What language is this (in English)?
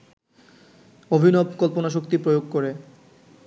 Bangla